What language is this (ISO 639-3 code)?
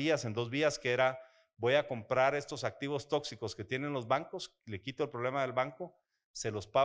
spa